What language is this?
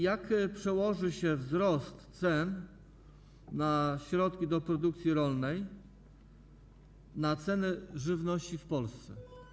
Polish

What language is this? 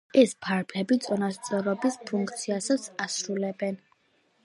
Georgian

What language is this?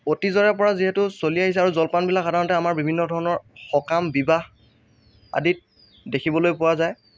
Assamese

